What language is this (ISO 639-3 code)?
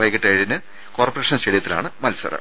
mal